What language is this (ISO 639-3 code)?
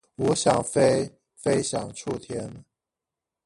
zho